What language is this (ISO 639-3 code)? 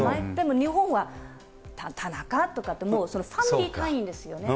jpn